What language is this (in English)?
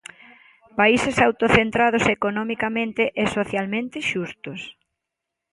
Galician